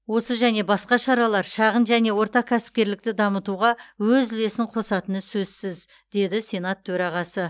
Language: Kazakh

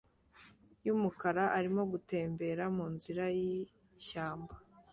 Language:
Kinyarwanda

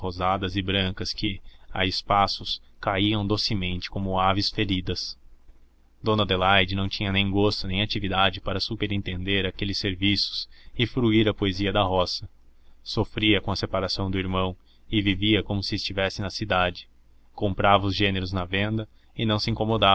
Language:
Portuguese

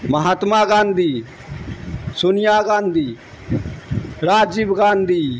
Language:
Urdu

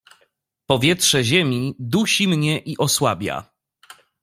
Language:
Polish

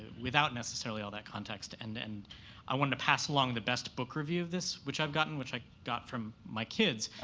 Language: English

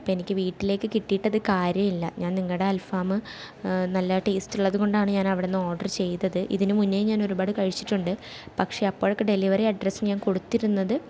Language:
Malayalam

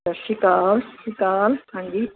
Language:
Punjabi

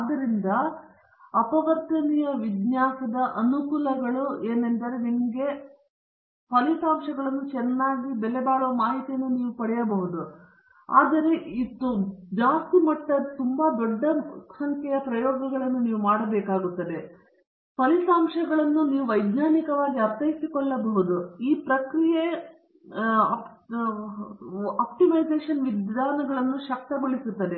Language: Kannada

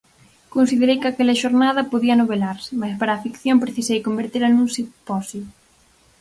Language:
Galician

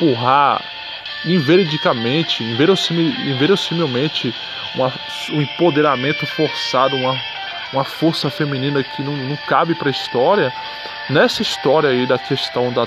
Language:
Portuguese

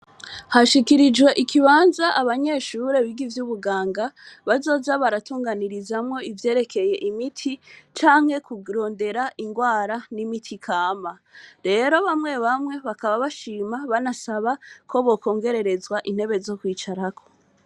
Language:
Rundi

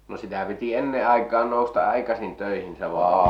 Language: Finnish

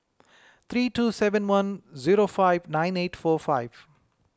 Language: English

